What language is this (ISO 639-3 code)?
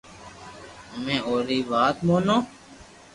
lrk